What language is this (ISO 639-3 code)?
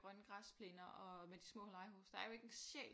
dan